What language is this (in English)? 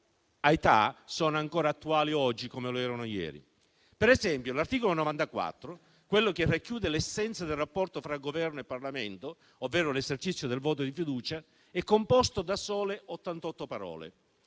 Italian